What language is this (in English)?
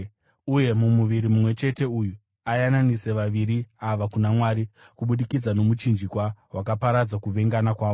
Shona